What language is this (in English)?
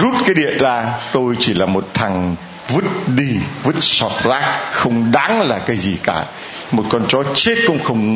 Vietnamese